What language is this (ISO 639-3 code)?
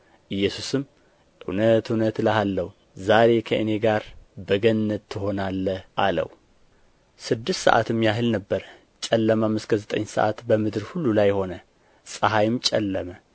amh